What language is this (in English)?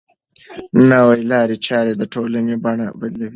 Pashto